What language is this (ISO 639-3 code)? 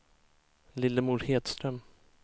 swe